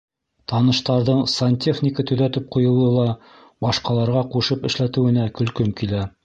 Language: Bashkir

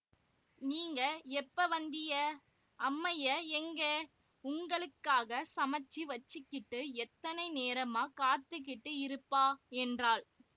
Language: Tamil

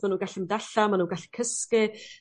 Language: Welsh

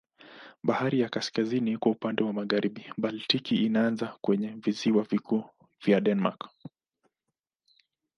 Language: Swahili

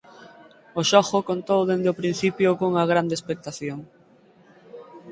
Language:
Galician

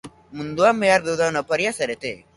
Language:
Basque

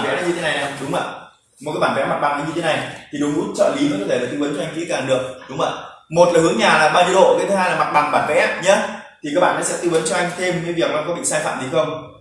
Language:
Vietnamese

